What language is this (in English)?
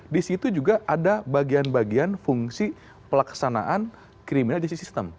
Indonesian